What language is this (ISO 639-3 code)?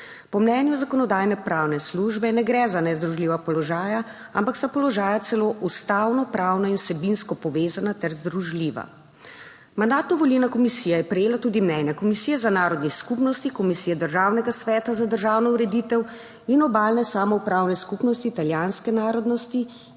slv